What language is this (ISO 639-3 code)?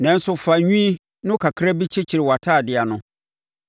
aka